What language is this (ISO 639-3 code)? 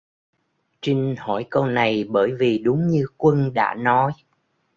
vie